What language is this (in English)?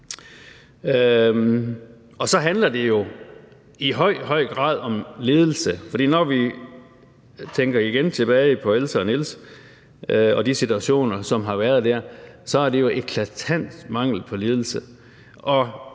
Danish